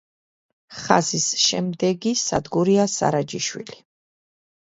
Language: Georgian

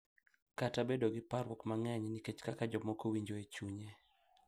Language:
Luo (Kenya and Tanzania)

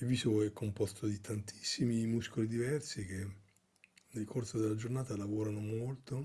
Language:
Italian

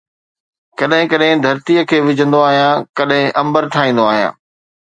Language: Sindhi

